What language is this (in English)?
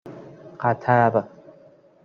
Persian